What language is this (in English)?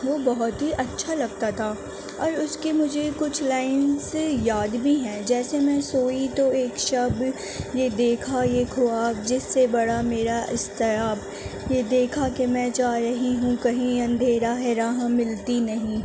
Urdu